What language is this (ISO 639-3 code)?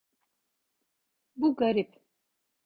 tur